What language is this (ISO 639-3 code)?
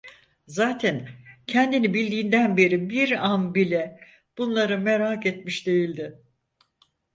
tur